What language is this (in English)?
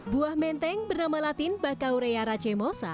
Indonesian